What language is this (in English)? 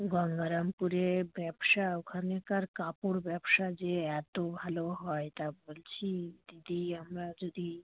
Bangla